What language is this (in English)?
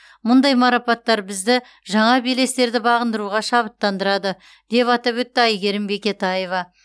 Kazakh